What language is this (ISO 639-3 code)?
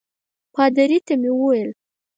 pus